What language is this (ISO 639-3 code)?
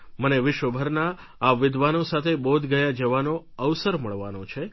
guj